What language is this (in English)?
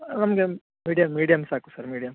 Kannada